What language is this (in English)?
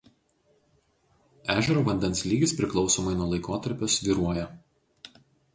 Lithuanian